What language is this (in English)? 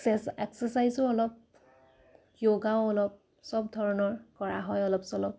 Assamese